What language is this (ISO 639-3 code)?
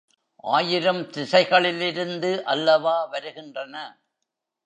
tam